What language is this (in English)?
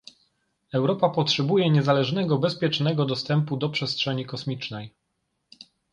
Polish